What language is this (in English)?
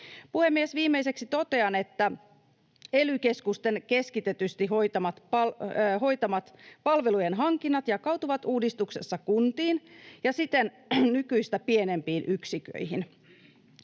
Finnish